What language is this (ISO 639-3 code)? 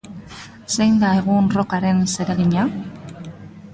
eus